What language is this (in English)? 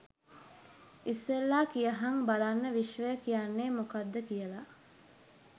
Sinhala